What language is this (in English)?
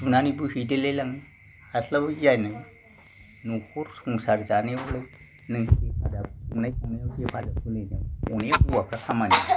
Bodo